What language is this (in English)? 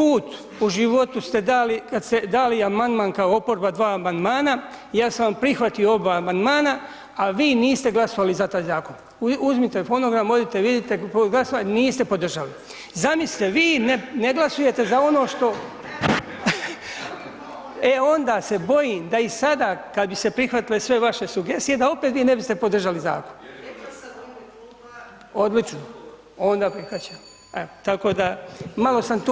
Croatian